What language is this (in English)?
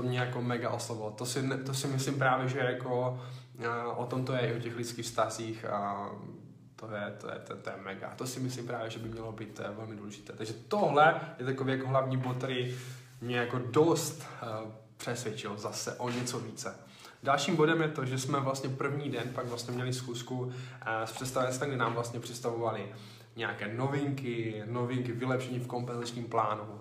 Czech